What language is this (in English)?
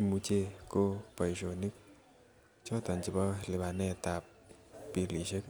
Kalenjin